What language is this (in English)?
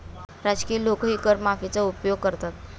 Marathi